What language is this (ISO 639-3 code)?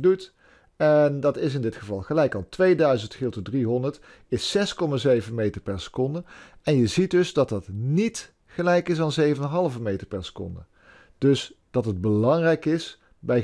nld